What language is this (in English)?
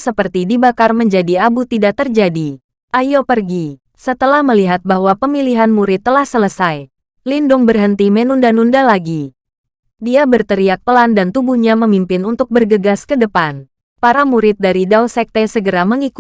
Indonesian